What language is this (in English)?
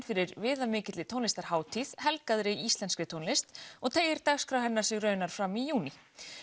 Icelandic